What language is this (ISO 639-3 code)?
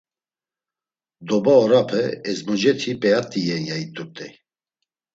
lzz